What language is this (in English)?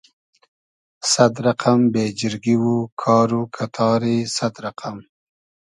Hazaragi